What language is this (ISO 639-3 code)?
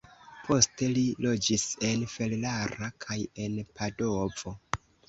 epo